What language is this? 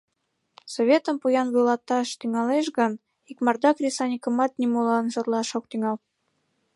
Mari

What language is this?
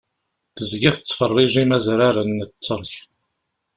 Kabyle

